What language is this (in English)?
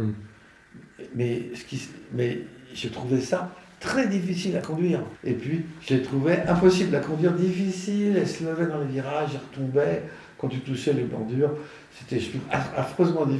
French